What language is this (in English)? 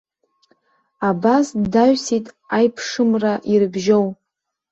Abkhazian